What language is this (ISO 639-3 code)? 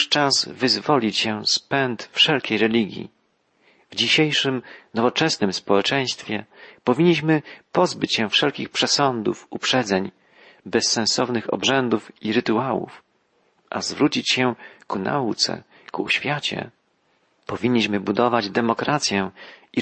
pol